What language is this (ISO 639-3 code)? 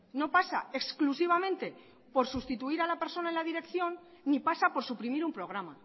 spa